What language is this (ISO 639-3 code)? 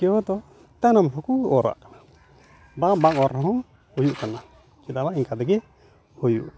sat